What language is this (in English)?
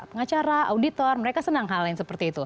Indonesian